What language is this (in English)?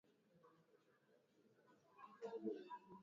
Swahili